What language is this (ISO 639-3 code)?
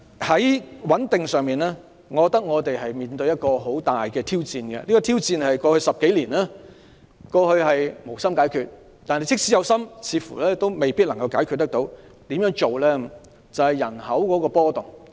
yue